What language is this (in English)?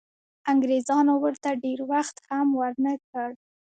Pashto